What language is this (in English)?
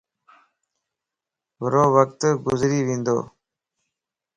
Lasi